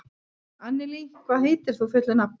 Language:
Icelandic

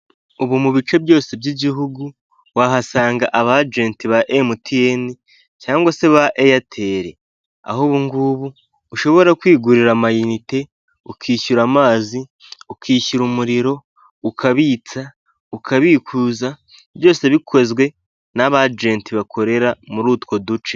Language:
Kinyarwanda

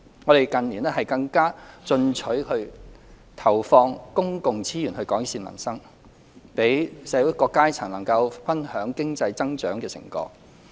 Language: Cantonese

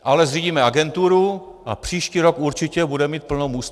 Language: Czech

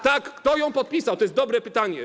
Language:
Polish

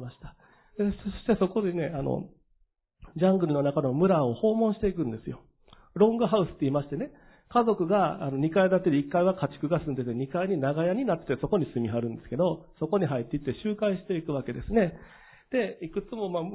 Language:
Japanese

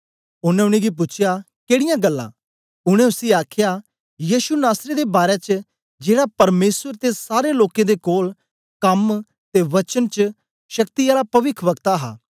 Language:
Dogri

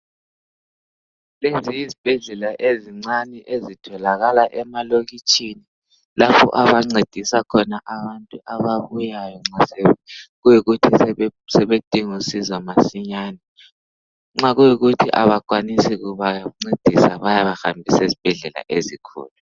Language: North Ndebele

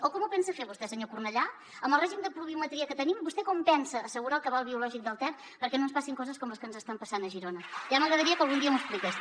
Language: Catalan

